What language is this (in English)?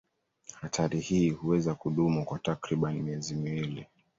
Swahili